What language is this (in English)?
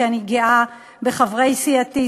Hebrew